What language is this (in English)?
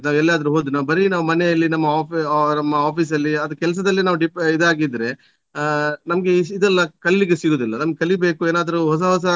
Kannada